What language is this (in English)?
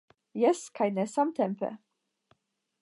Esperanto